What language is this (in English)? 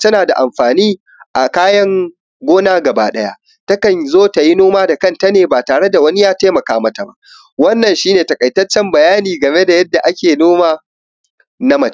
Hausa